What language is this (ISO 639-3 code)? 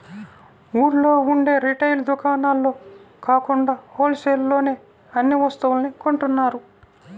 tel